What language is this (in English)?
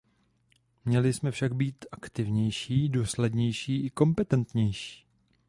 Czech